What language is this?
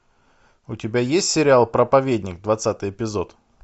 Russian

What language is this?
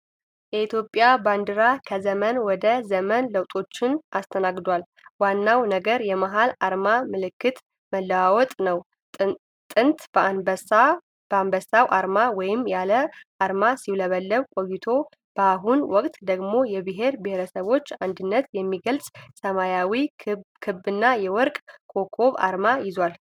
Amharic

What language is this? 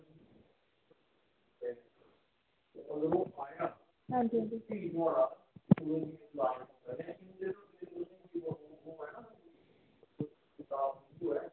Dogri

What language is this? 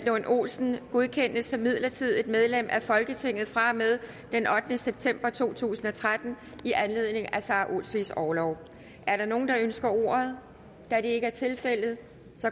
Danish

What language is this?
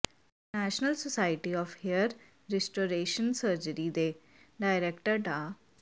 Punjabi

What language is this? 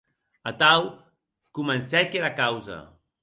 Occitan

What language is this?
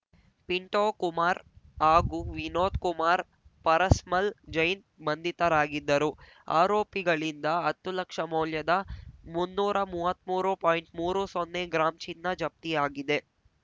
Kannada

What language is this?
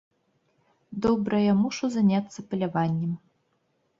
Belarusian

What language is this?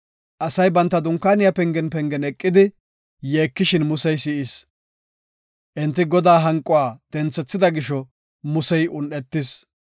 Gofa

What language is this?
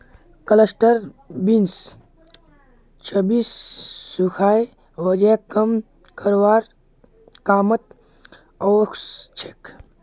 Magahi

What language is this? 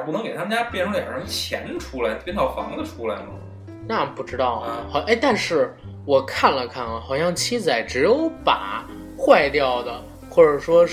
Chinese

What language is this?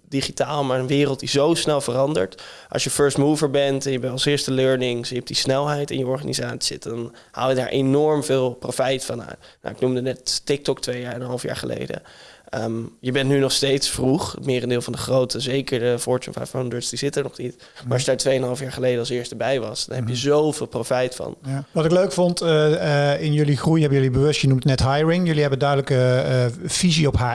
Dutch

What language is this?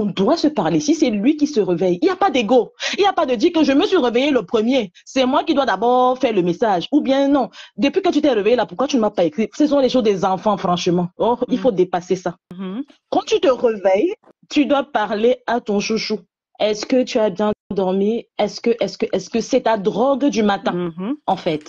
French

